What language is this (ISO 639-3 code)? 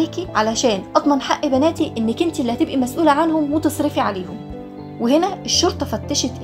ara